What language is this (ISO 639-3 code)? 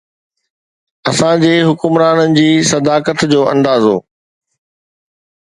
snd